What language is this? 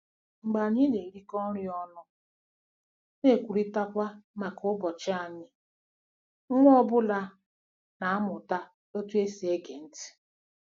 Igbo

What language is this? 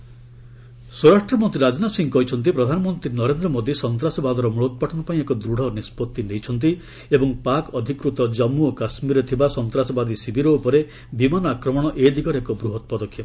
Odia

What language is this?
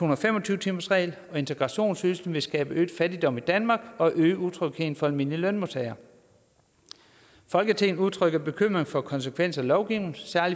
Danish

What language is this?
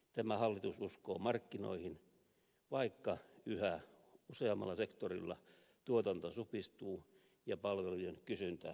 Finnish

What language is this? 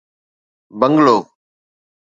Sindhi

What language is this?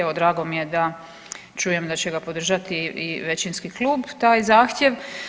Croatian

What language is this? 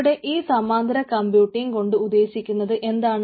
Malayalam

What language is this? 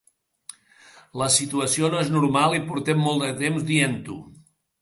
Catalan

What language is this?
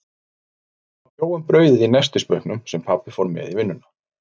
Icelandic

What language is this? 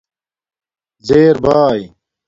Domaaki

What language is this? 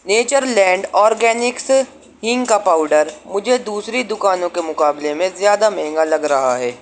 Urdu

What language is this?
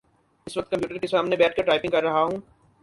Urdu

